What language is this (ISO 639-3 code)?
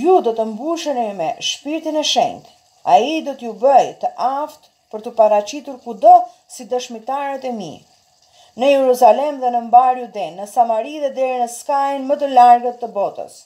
ron